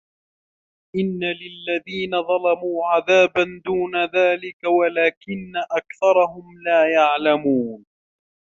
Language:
Arabic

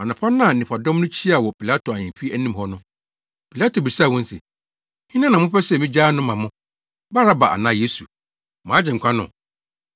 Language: Akan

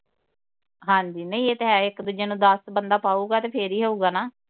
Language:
Punjabi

